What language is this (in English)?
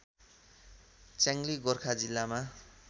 Nepali